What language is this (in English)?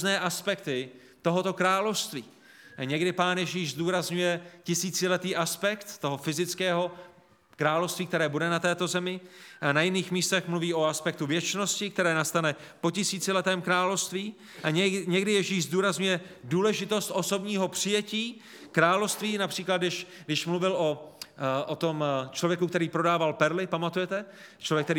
Czech